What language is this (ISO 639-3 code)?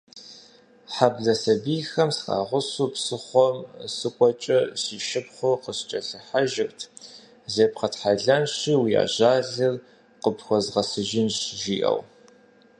kbd